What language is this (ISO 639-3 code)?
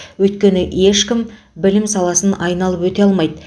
kaz